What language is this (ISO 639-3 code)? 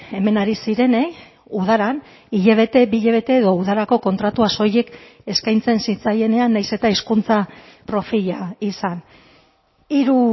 eus